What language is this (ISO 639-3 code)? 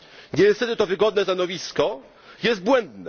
pol